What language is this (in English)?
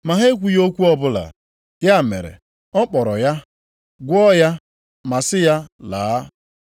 Igbo